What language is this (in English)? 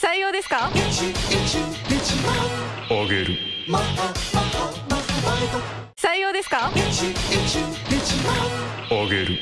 Japanese